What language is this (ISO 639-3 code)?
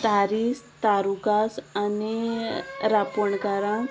kok